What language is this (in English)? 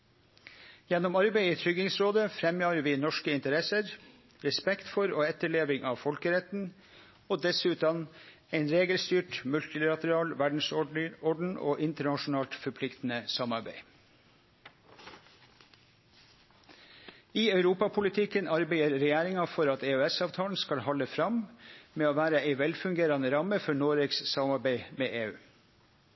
Norwegian Nynorsk